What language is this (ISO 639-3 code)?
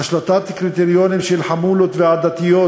heb